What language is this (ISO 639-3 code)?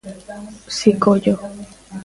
glg